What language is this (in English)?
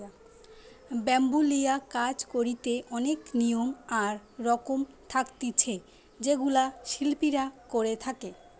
Bangla